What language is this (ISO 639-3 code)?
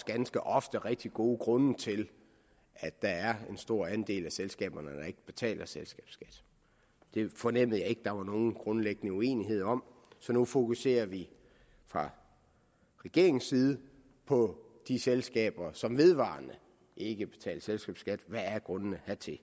dan